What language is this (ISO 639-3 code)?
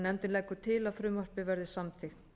isl